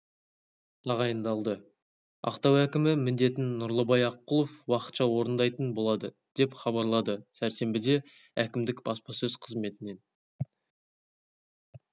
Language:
Kazakh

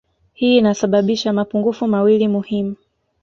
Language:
Swahili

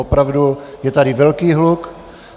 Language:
Czech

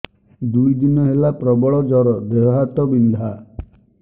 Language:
Odia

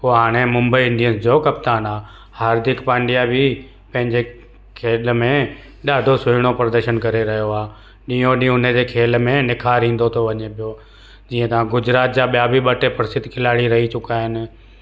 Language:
Sindhi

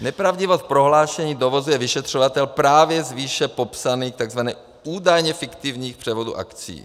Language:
Czech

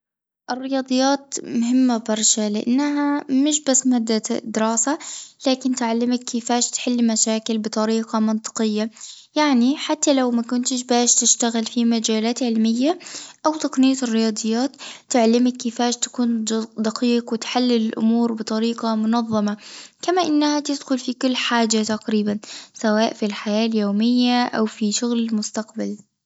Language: Tunisian Arabic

